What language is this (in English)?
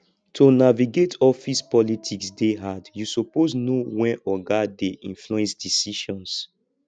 Nigerian Pidgin